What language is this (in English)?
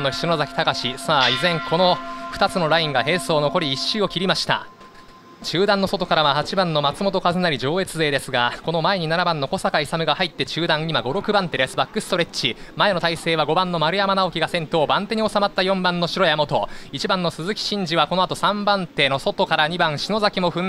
Japanese